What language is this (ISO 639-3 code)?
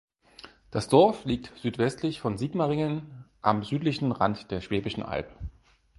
deu